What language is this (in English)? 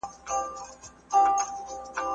Pashto